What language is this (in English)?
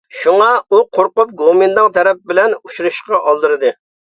Uyghur